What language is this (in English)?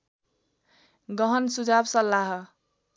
Nepali